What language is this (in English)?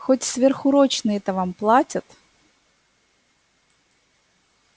Russian